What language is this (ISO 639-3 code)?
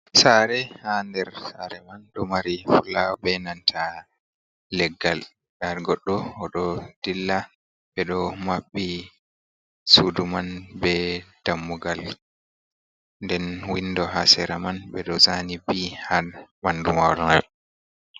ful